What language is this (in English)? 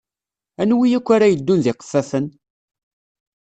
Kabyle